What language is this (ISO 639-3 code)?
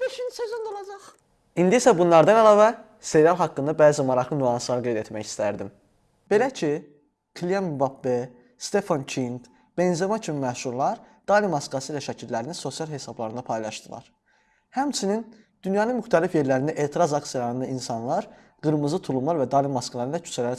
tur